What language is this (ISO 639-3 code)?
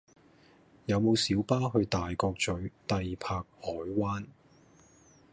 yue